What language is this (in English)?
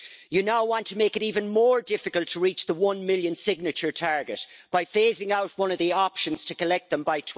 English